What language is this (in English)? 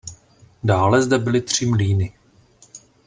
Czech